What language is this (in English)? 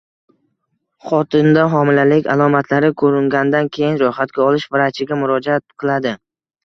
Uzbek